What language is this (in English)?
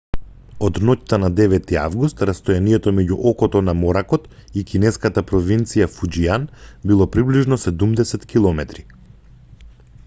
Macedonian